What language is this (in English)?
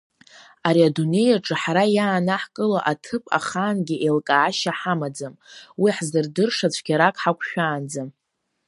Abkhazian